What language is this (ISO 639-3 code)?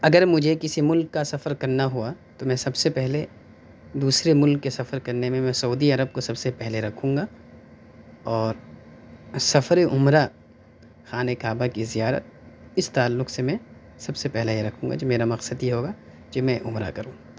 urd